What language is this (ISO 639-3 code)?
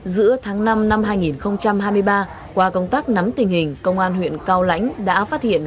vie